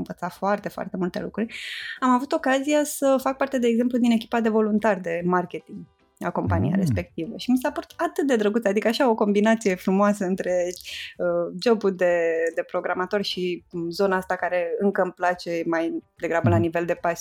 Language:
Romanian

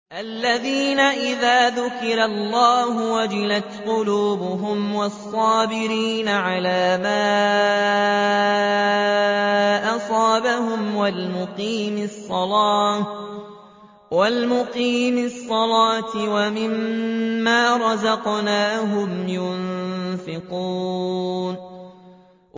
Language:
Arabic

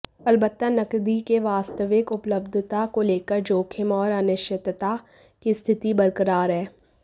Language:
Hindi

